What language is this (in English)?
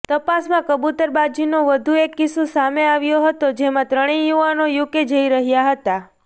Gujarati